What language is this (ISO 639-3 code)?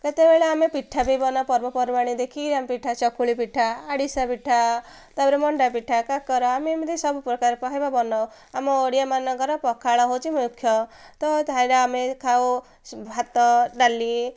ori